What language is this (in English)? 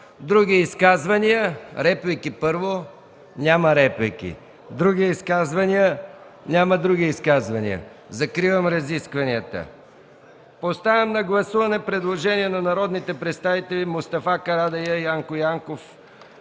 Bulgarian